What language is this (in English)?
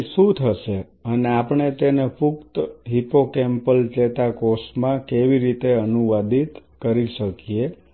Gujarati